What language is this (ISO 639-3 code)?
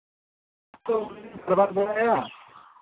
sat